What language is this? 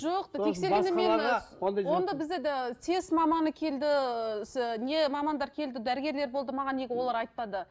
Kazakh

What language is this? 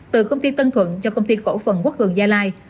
Vietnamese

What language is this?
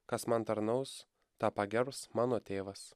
Lithuanian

